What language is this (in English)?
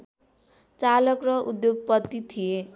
Nepali